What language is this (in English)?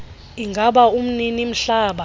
Xhosa